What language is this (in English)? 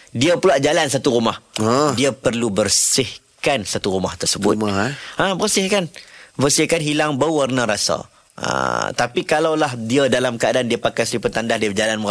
Malay